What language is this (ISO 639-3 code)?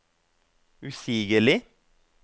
nor